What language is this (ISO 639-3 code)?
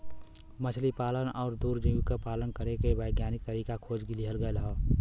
bho